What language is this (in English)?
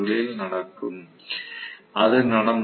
Tamil